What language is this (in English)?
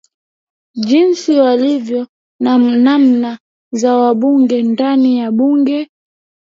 Swahili